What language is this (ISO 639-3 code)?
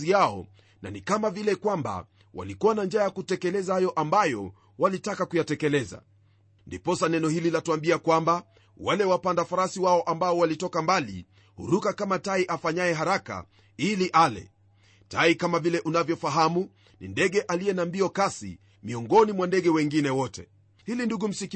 swa